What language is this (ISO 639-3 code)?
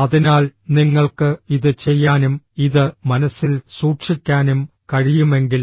mal